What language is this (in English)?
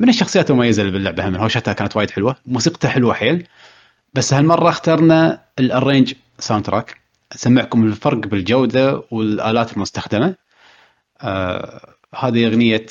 Arabic